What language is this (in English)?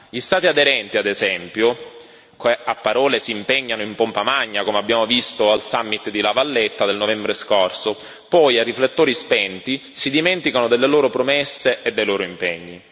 Italian